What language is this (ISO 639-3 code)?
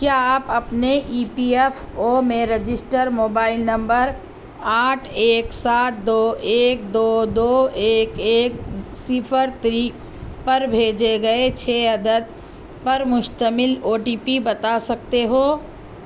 urd